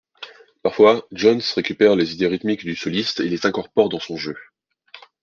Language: French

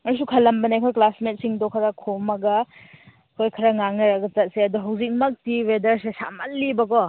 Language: Manipuri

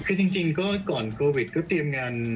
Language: Thai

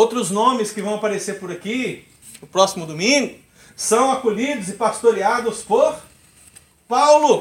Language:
Portuguese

